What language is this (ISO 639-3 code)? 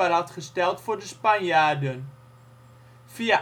nld